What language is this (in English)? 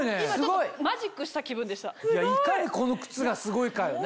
Japanese